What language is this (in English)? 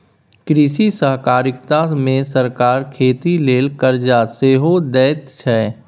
Maithili